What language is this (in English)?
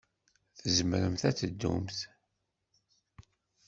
Kabyle